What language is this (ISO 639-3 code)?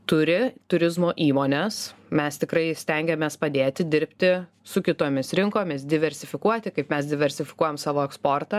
lit